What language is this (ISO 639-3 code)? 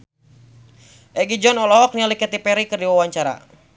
sun